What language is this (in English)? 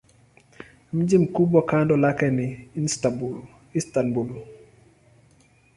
Swahili